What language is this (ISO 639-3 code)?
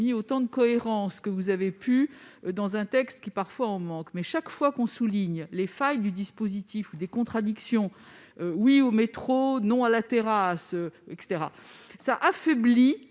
fra